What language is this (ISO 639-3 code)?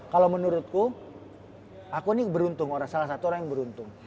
ind